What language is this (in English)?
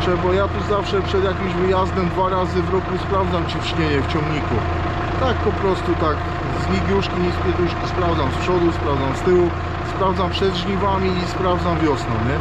Polish